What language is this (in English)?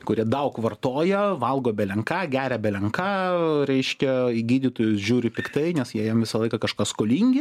Lithuanian